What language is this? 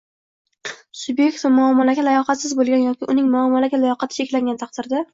Uzbek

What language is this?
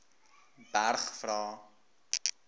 Afrikaans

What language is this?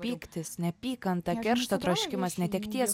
Lithuanian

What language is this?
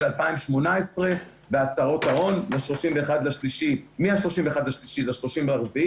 Hebrew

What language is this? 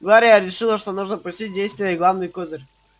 Russian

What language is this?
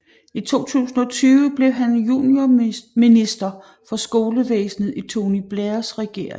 Danish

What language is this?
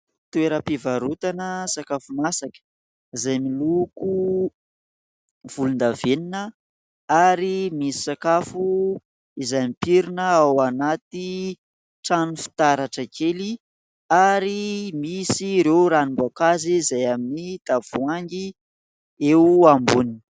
Malagasy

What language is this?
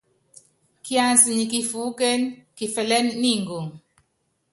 Yangben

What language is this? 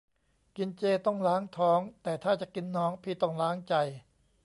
Thai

